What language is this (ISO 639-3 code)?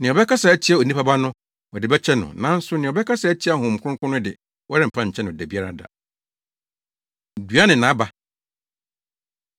aka